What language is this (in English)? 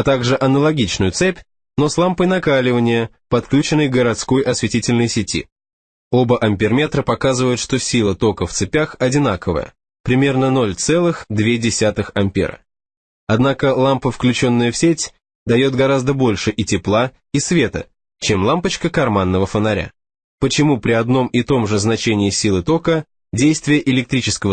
Russian